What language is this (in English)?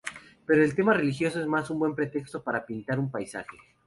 Spanish